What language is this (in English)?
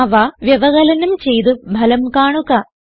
Malayalam